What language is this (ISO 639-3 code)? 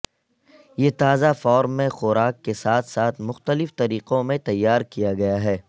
urd